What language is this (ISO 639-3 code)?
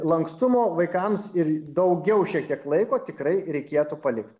lit